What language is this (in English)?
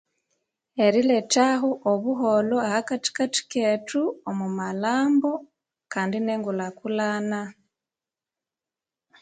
Konzo